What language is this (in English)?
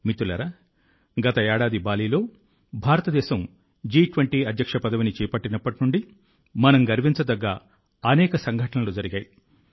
Telugu